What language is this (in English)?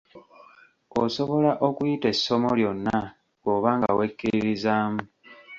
Ganda